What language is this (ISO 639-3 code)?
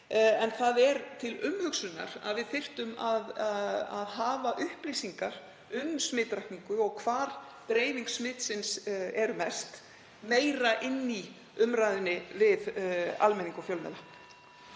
isl